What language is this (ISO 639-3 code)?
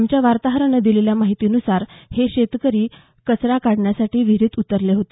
mar